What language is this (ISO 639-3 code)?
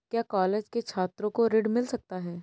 hin